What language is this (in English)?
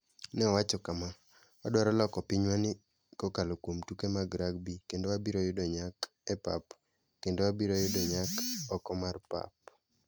Luo (Kenya and Tanzania)